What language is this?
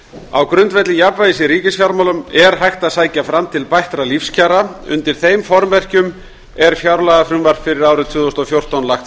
Icelandic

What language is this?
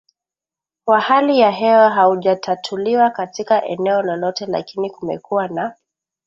Swahili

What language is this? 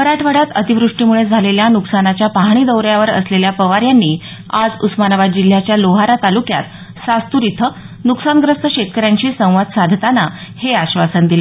Marathi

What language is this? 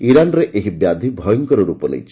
Odia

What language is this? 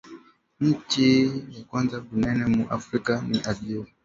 Swahili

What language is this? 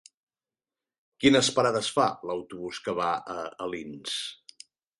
Catalan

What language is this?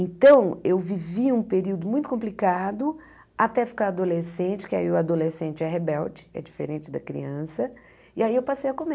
Portuguese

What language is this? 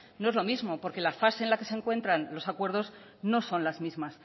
Spanish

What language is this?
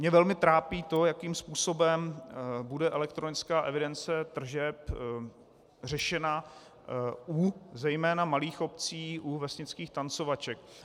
Czech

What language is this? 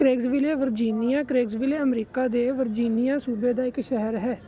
Punjabi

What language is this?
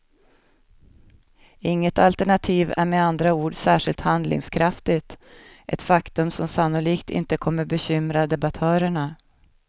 Swedish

